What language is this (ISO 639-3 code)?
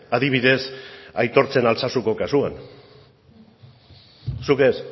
eus